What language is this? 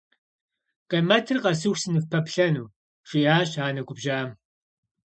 Kabardian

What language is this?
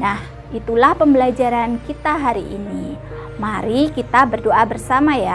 Indonesian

